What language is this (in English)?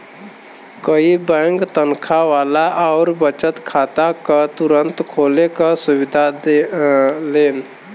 Bhojpuri